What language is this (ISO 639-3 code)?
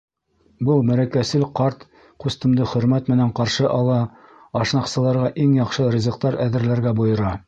bak